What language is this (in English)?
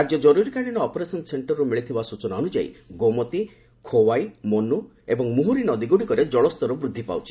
Odia